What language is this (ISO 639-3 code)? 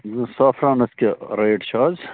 kas